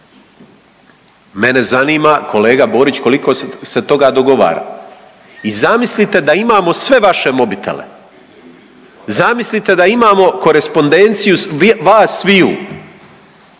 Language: Croatian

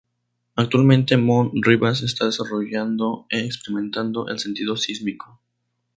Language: Spanish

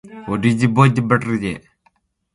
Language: Borgu Fulfulde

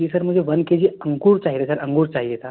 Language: Hindi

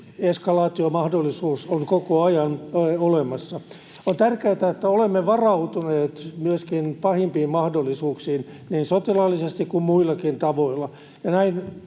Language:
Finnish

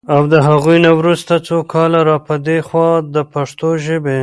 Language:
Pashto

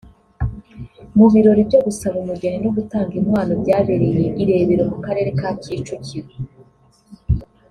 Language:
Kinyarwanda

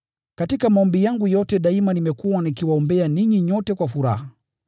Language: Swahili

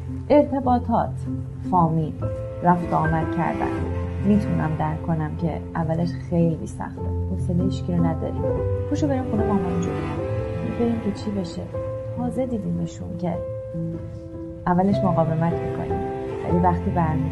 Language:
Persian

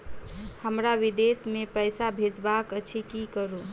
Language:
Maithili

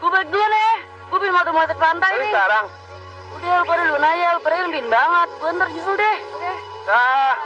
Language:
Indonesian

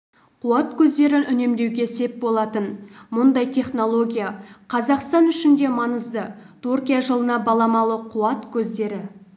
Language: Kazakh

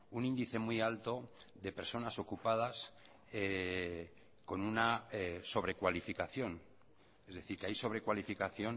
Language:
Spanish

